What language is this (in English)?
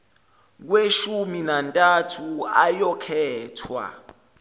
Zulu